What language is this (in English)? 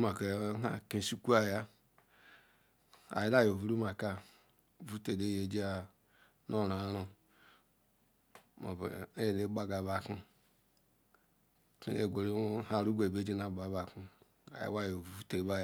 Ikwere